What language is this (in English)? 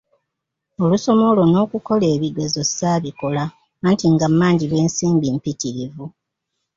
Ganda